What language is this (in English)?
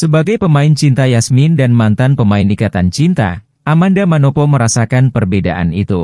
Indonesian